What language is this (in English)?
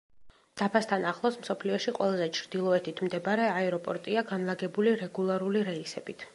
Georgian